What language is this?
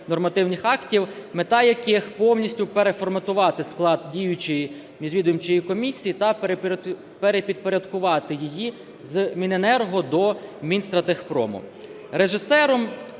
Ukrainian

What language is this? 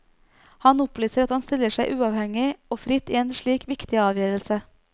Norwegian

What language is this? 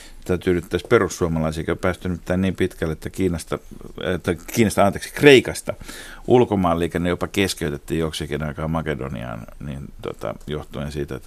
Finnish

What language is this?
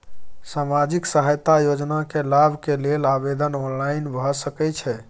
Maithili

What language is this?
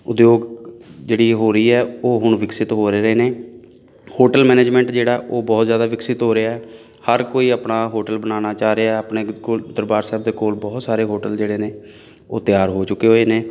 Punjabi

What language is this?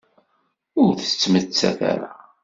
Kabyle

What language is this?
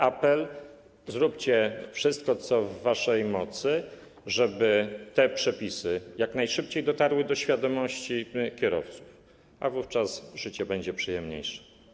Polish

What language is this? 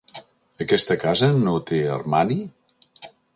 Catalan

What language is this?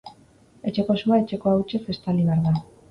Basque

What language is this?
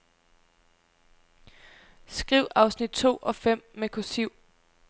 Danish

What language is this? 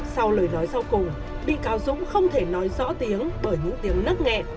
Vietnamese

